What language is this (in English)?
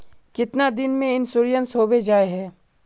Magahi